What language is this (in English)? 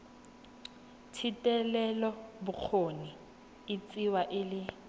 Tswana